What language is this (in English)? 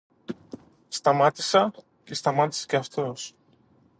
Greek